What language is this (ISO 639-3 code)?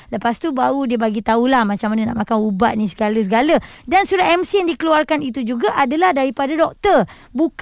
msa